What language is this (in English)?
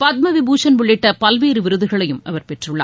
Tamil